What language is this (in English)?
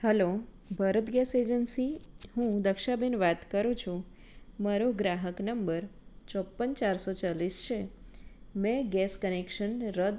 Gujarati